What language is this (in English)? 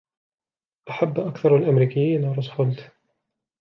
Arabic